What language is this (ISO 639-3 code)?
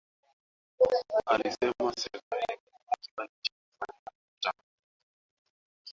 swa